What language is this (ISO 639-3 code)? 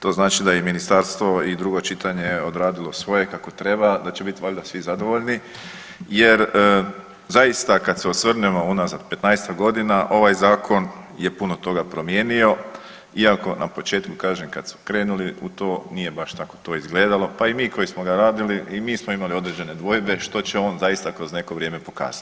hrv